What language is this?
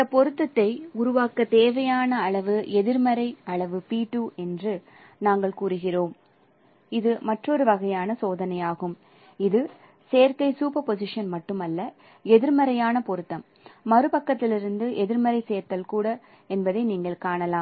Tamil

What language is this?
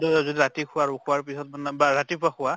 Assamese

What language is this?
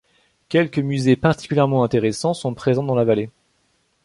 French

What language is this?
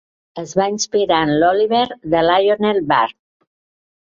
Catalan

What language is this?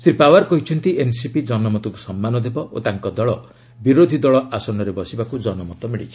Odia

